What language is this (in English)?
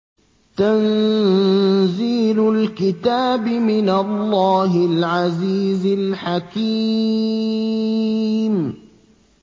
Arabic